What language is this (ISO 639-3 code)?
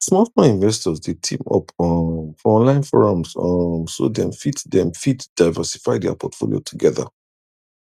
pcm